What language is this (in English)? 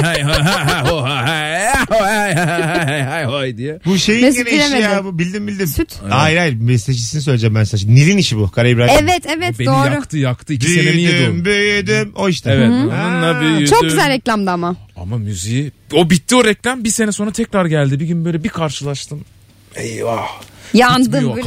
Turkish